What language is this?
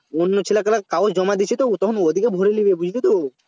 Bangla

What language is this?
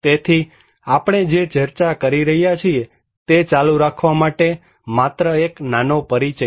Gujarati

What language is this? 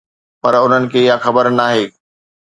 Sindhi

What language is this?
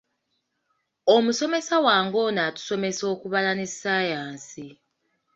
Ganda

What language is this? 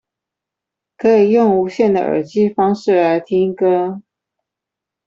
Chinese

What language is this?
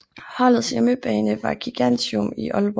Danish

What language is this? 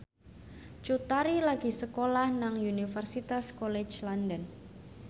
Javanese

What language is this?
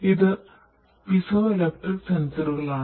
Malayalam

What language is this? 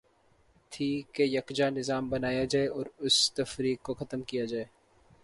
Urdu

